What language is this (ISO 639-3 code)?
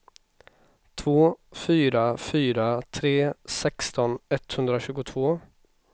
swe